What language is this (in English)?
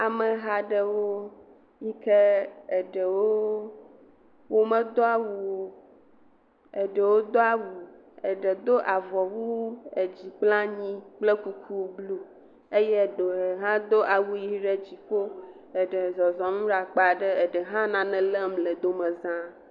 Ewe